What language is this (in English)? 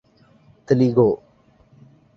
Urdu